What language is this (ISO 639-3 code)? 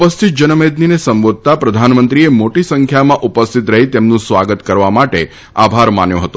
guj